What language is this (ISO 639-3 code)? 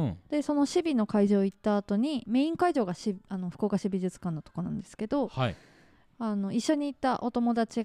jpn